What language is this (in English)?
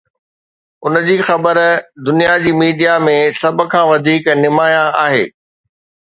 Sindhi